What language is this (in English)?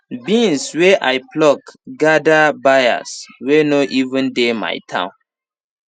Nigerian Pidgin